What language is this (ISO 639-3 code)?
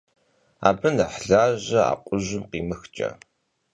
kbd